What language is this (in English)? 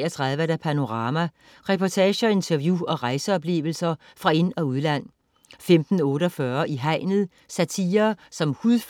Danish